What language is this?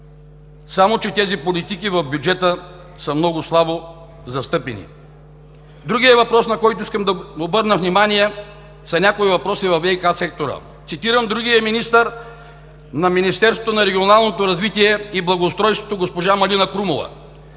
Bulgarian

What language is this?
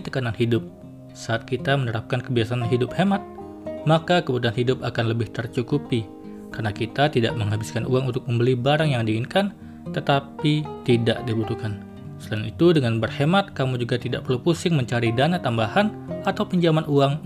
Indonesian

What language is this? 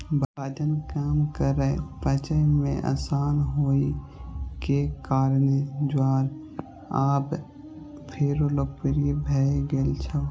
Maithili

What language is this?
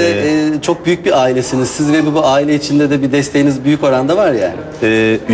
Turkish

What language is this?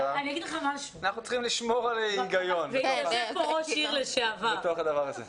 Hebrew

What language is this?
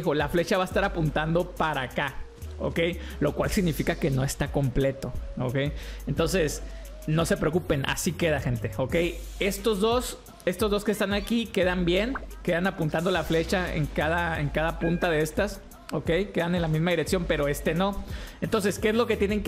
Spanish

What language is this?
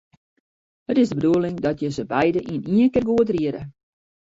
Western Frisian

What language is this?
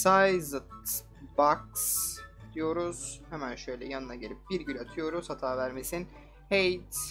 Turkish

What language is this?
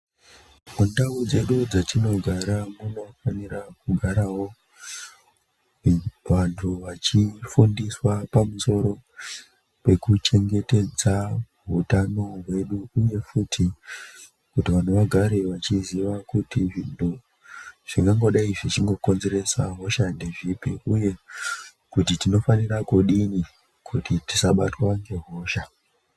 Ndau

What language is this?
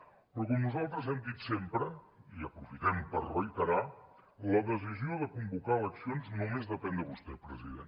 Catalan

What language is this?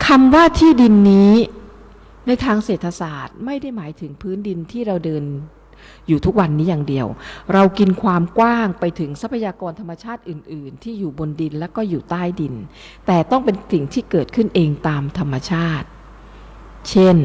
Thai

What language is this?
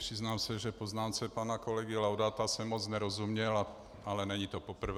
Czech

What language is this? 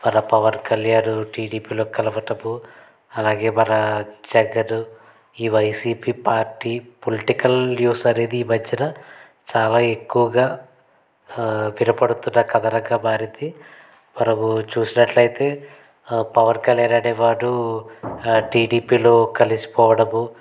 Telugu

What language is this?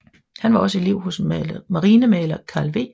Danish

